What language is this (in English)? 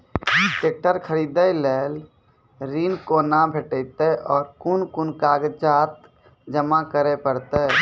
Maithili